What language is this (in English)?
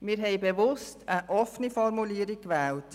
Swiss German